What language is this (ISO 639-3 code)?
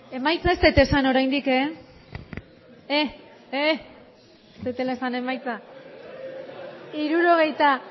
eus